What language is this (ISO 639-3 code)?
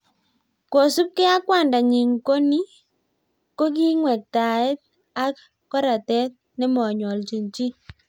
kln